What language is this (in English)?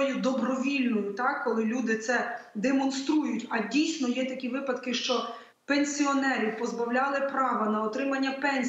Ukrainian